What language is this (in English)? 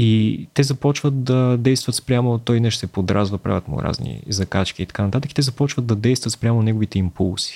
Bulgarian